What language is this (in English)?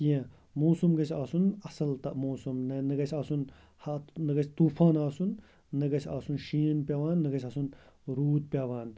Kashmiri